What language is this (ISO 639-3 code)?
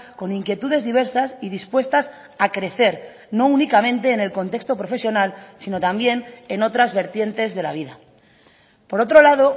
spa